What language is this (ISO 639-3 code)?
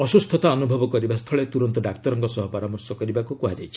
ori